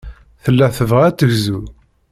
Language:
Kabyle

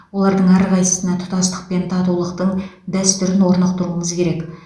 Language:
Kazakh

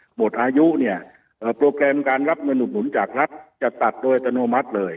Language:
Thai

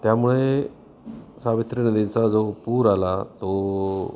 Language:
Marathi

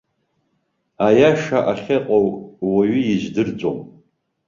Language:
Abkhazian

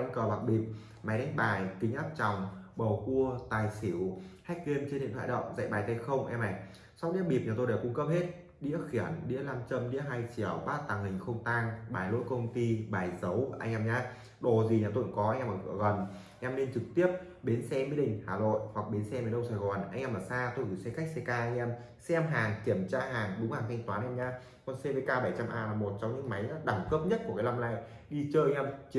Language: Vietnamese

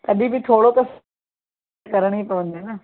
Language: Sindhi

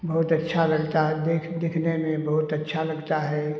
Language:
Hindi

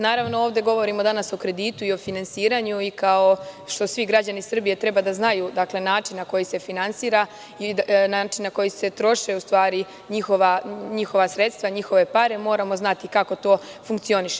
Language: Serbian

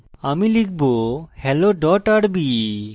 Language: Bangla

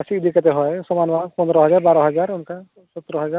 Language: Santali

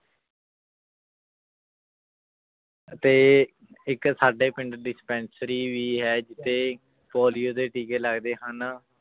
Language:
Punjabi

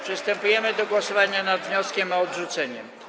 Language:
Polish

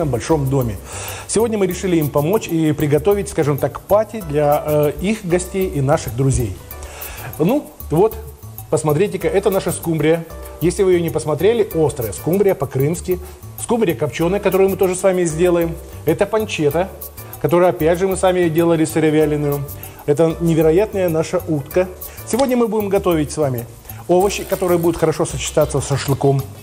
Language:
Russian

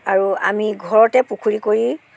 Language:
Assamese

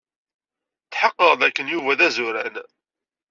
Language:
Kabyle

